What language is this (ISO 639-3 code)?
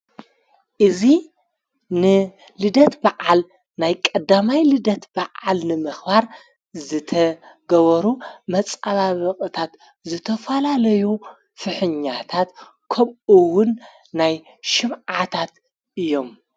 tir